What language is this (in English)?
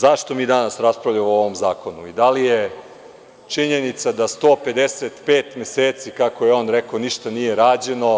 Serbian